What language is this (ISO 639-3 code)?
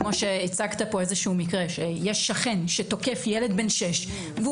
heb